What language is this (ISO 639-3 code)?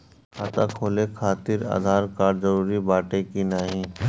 bho